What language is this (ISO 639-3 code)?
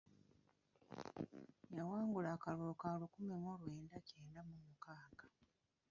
lug